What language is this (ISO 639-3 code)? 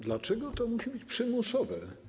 pol